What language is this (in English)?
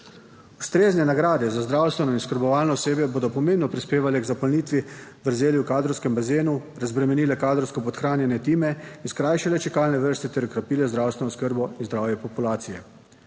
Slovenian